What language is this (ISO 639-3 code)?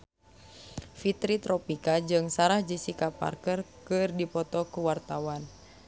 sun